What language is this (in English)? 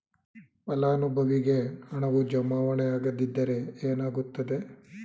Kannada